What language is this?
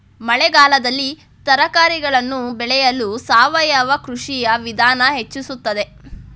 Kannada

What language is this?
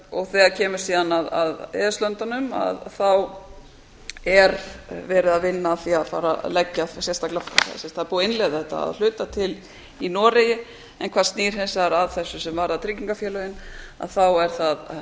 Icelandic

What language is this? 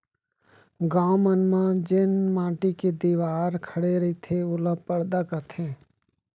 Chhattisgarhi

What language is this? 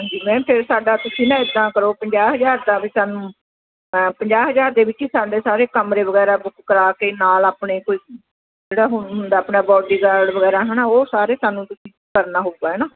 Punjabi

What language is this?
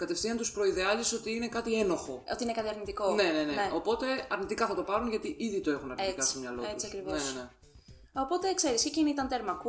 Greek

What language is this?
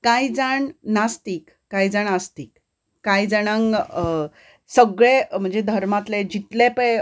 Konkani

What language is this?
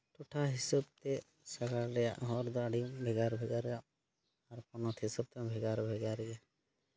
Santali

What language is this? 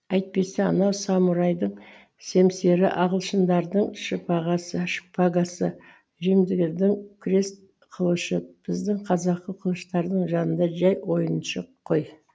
Kazakh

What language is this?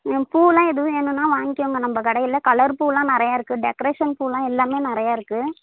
Tamil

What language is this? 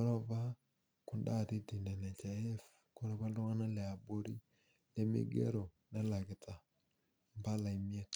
Masai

